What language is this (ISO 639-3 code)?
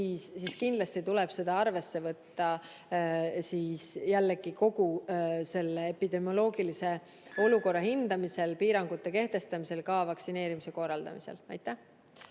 est